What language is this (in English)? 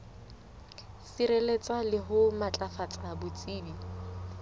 Southern Sotho